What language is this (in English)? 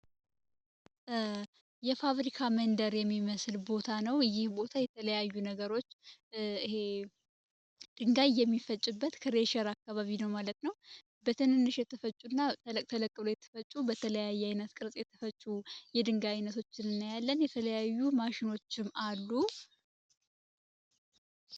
Amharic